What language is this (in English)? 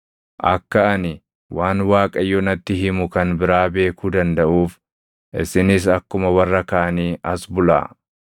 Oromo